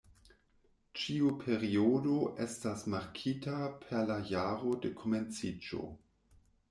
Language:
Esperanto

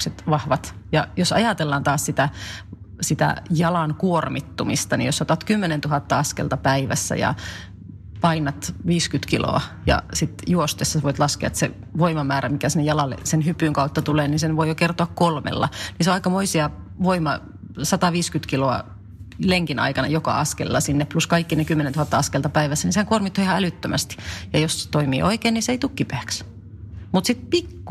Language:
Finnish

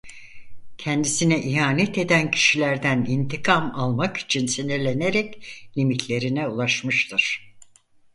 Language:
Turkish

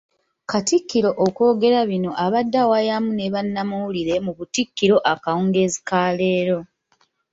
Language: Ganda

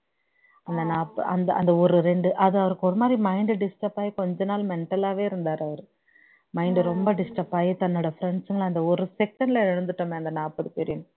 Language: Tamil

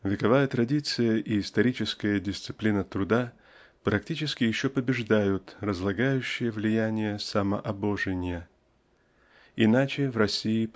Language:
Russian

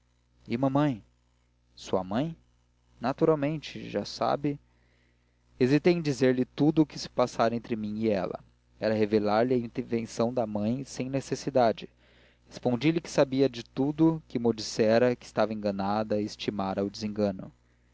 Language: Portuguese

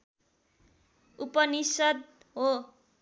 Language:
Nepali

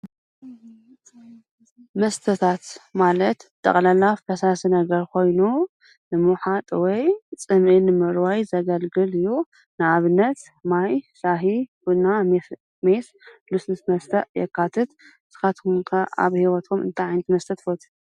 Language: Tigrinya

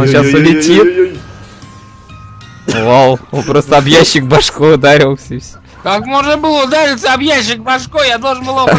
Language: Russian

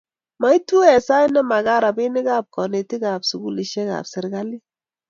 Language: Kalenjin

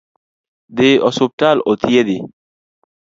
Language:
Luo (Kenya and Tanzania)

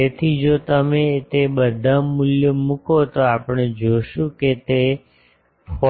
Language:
Gujarati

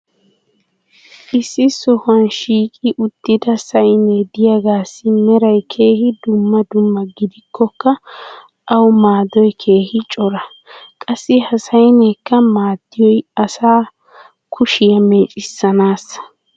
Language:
Wolaytta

